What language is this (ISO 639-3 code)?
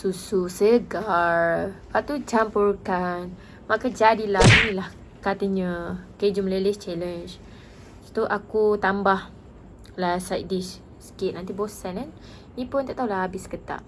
msa